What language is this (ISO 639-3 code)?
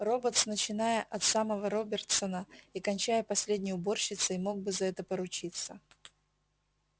rus